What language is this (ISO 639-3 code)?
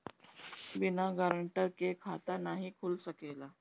bho